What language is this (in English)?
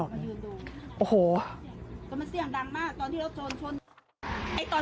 Thai